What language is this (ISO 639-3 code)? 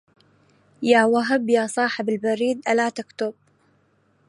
ara